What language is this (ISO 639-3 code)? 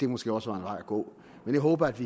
dan